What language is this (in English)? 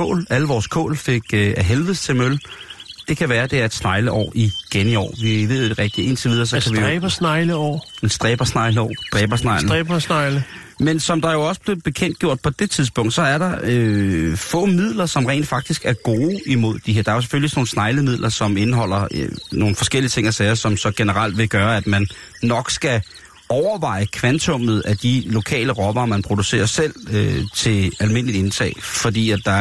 Danish